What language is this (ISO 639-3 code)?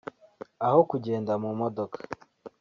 kin